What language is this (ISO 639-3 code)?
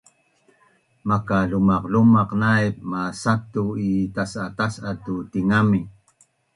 bnn